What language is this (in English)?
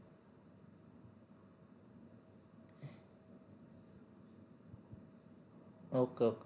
Gujarati